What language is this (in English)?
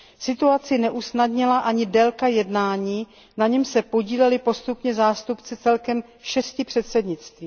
Czech